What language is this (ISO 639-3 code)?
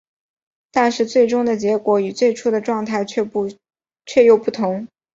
zho